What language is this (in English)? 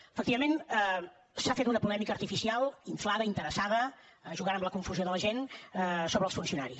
Catalan